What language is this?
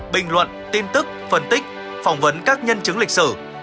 Vietnamese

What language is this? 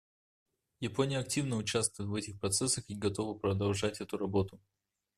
Russian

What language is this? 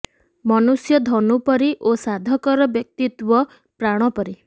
Odia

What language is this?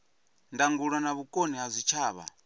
Venda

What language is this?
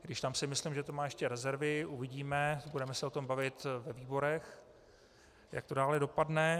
Czech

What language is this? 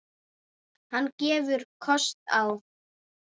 Icelandic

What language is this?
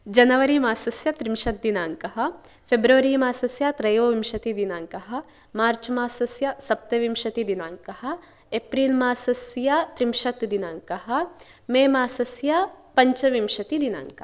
Sanskrit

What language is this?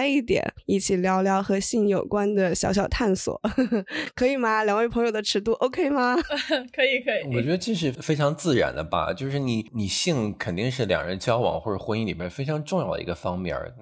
Chinese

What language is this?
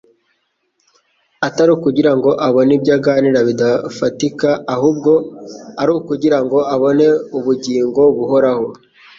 Kinyarwanda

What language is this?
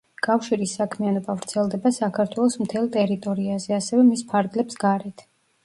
Georgian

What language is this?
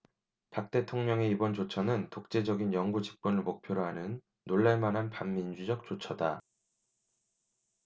Korean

